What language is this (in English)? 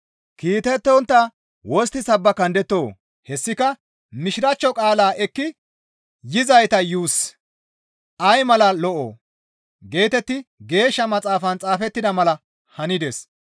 Gamo